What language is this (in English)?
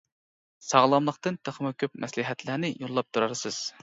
Uyghur